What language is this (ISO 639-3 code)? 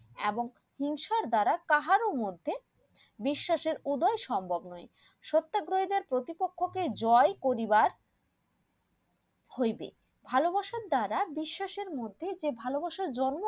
ben